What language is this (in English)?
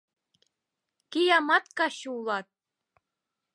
Mari